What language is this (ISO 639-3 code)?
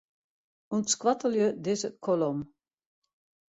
fry